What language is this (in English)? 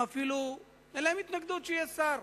Hebrew